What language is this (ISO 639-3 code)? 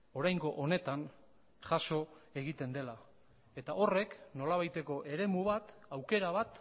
eus